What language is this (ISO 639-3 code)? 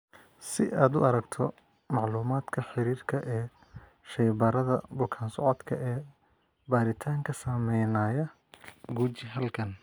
som